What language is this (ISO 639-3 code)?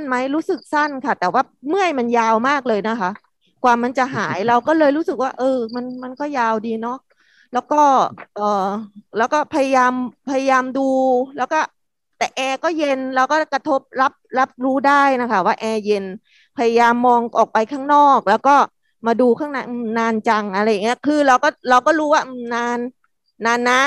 tha